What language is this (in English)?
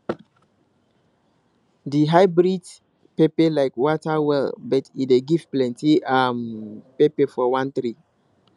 Nigerian Pidgin